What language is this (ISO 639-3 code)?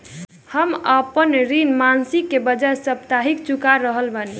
bho